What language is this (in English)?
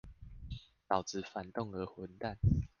Chinese